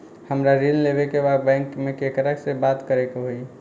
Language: Bhojpuri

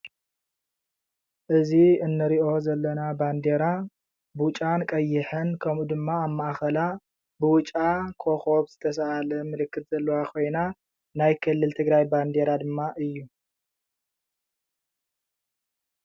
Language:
Tigrinya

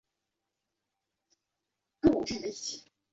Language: Chinese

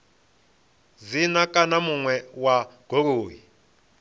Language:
Venda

